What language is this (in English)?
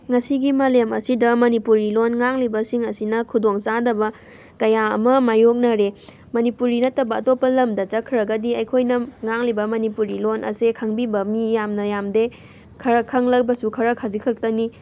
Manipuri